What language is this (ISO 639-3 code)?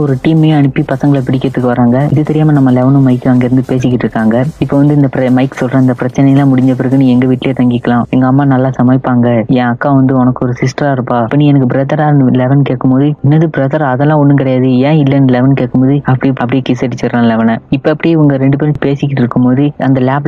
mal